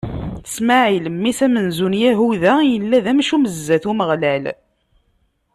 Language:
Kabyle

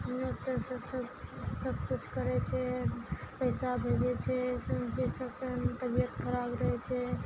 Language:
Maithili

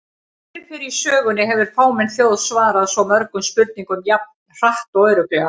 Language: Icelandic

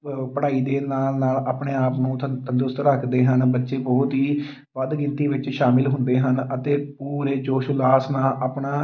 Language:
Punjabi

